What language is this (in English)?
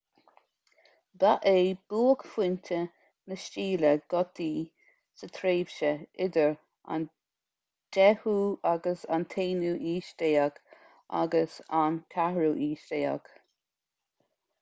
Irish